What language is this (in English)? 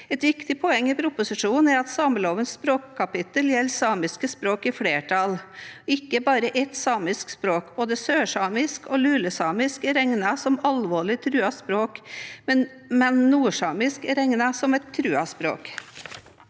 Norwegian